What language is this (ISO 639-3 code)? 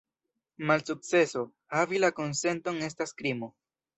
epo